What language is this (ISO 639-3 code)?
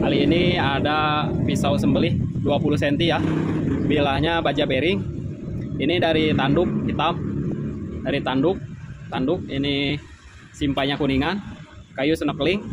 ind